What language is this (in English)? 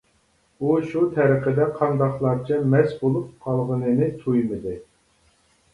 Uyghur